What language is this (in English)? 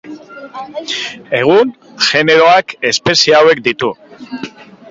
Basque